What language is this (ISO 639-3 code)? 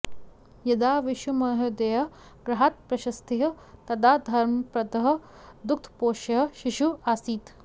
san